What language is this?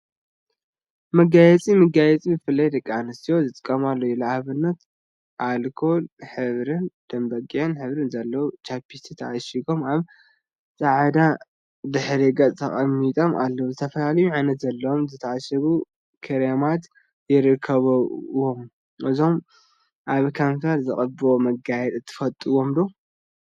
Tigrinya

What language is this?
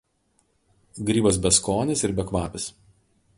Lithuanian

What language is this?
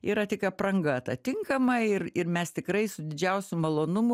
Lithuanian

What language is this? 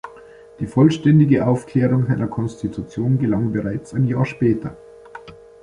German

